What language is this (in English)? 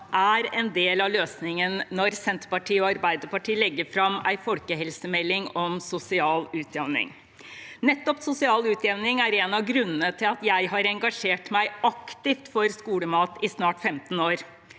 Norwegian